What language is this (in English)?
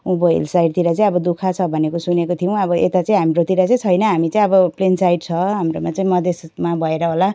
Nepali